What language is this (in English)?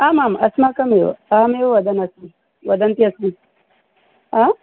Sanskrit